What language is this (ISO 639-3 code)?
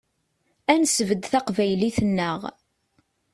kab